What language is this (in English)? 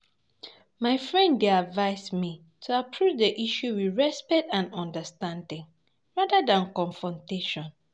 Nigerian Pidgin